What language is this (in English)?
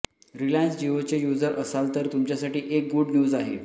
Marathi